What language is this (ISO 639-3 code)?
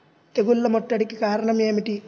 tel